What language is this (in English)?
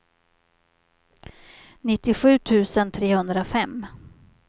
Swedish